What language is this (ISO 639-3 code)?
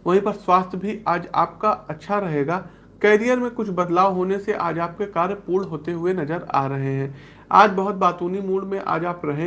hin